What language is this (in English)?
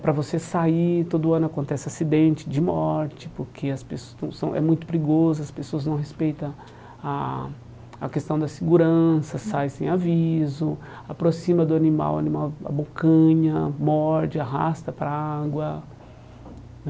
Portuguese